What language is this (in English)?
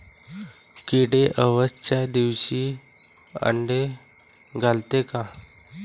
Marathi